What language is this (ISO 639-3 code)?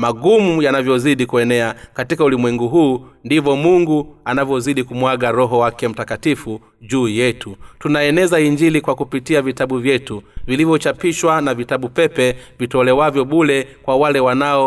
swa